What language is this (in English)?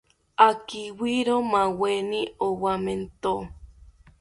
South Ucayali Ashéninka